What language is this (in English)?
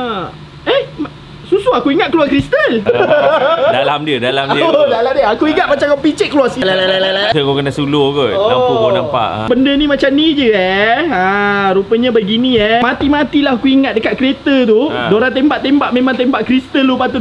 Malay